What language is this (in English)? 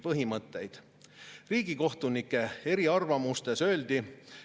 Estonian